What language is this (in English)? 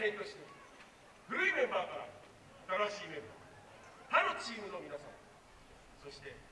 Japanese